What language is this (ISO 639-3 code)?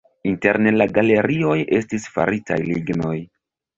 epo